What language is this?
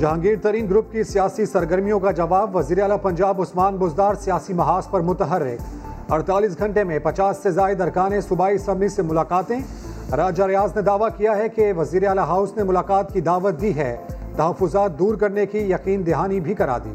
Urdu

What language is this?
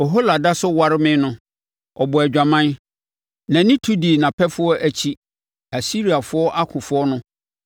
Akan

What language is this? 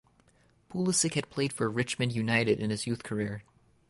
English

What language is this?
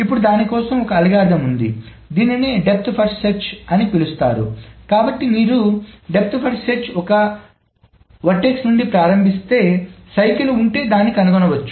Telugu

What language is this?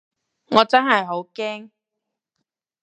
Cantonese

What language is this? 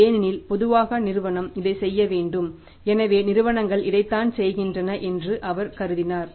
Tamil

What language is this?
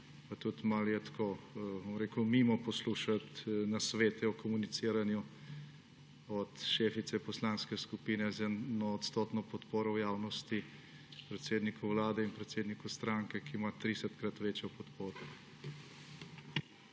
Slovenian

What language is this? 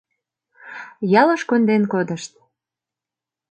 Mari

